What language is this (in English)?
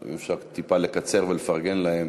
Hebrew